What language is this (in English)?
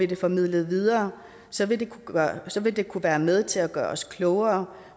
Danish